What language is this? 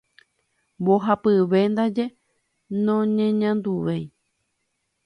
Guarani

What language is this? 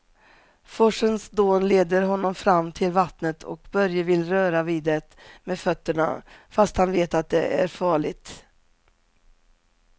Swedish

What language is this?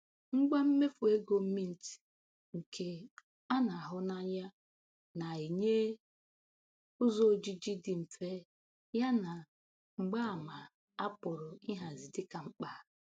Igbo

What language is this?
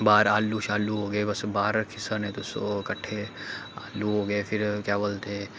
Dogri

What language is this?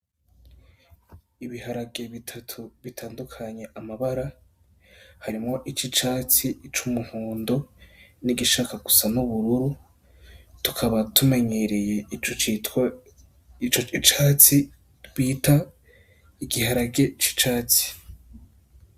Rundi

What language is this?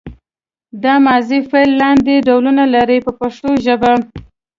Pashto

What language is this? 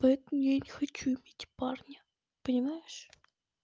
Russian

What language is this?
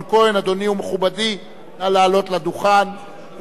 Hebrew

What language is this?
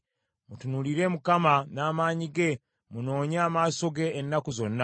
Ganda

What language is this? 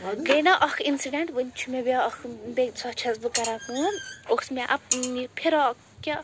Kashmiri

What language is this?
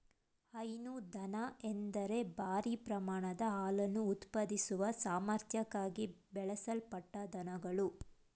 Kannada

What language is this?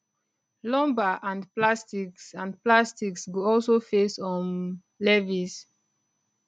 Nigerian Pidgin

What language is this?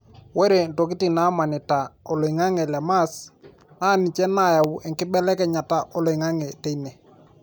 Masai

